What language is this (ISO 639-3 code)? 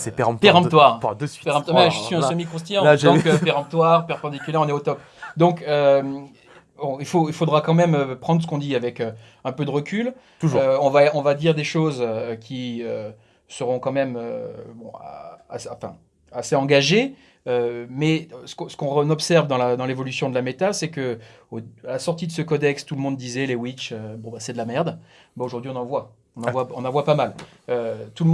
fra